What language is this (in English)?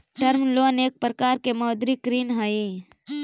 Magahi